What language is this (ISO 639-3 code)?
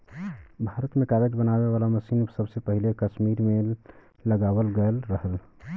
bho